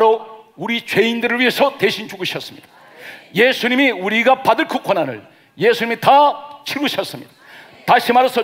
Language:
Korean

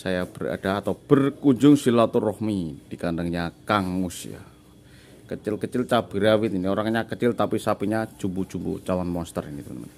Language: Indonesian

